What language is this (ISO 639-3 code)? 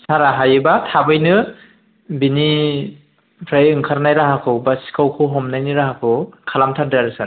brx